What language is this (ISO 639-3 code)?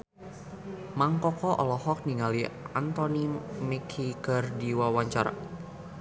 sun